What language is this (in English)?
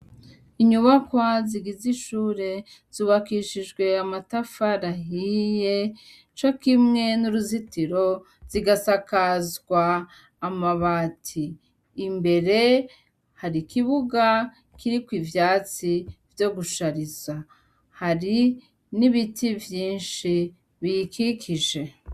Rundi